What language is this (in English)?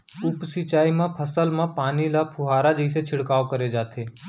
Chhattisgarhi